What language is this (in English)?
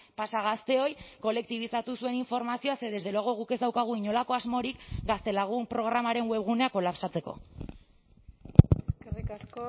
Basque